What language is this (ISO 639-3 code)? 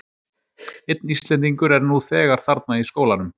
isl